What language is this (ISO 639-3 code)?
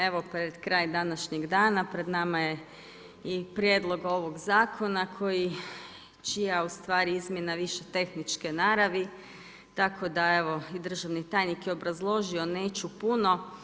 hrv